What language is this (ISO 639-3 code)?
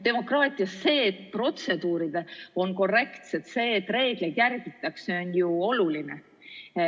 est